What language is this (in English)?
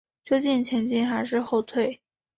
Chinese